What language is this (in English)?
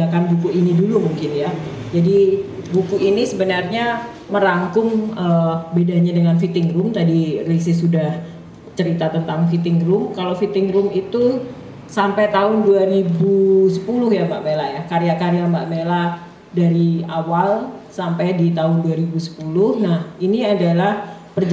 Indonesian